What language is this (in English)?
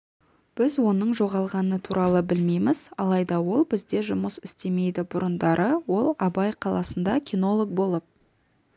Kazakh